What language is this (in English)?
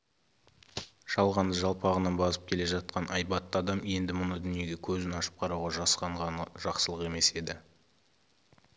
Kazakh